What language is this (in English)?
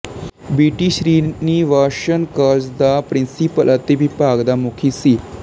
Punjabi